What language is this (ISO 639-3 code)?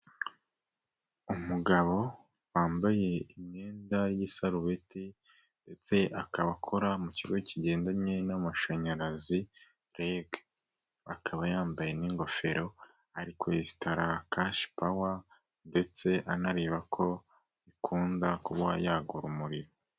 kin